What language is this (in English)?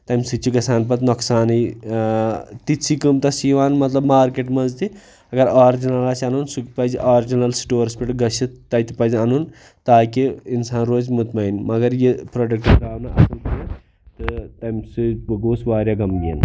Kashmiri